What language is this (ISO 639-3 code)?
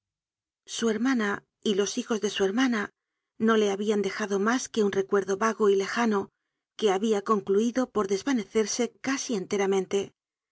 spa